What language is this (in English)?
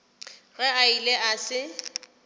Northern Sotho